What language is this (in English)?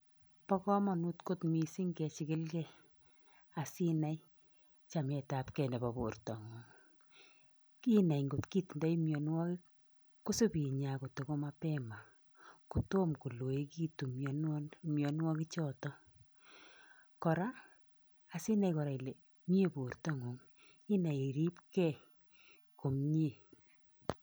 Kalenjin